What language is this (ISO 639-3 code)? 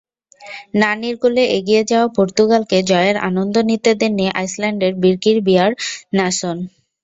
ben